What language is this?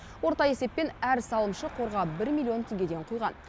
Kazakh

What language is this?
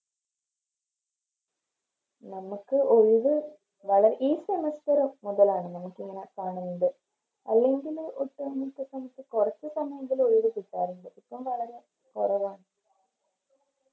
Malayalam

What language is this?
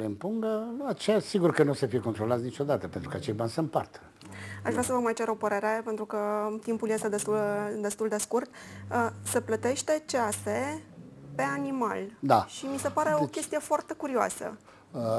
Romanian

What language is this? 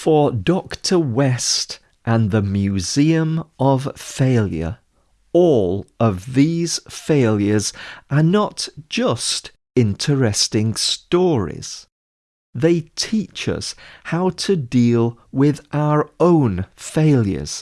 English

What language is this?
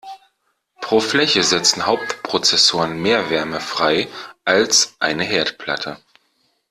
German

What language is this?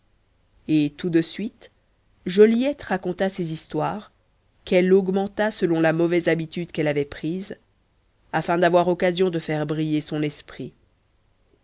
French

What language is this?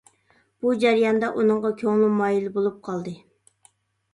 Uyghur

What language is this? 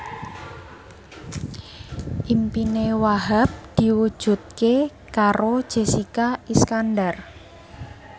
Javanese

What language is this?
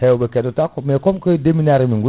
Fula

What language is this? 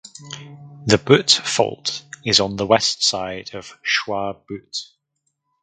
English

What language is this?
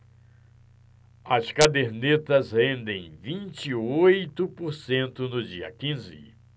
Portuguese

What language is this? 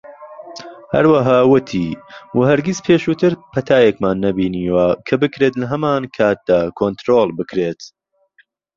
Central Kurdish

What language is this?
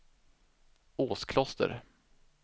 Swedish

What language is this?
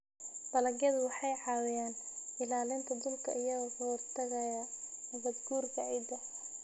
Somali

